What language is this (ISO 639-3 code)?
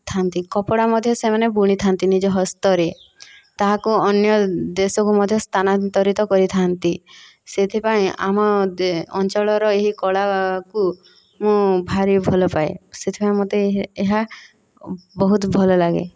ori